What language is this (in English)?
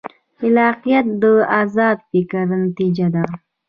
Pashto